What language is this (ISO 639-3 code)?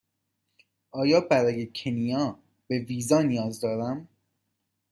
fas